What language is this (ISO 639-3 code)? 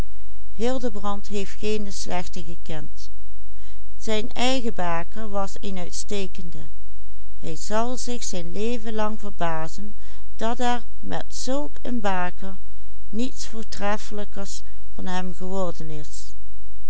nld